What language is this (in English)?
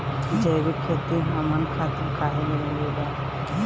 Bhojpuri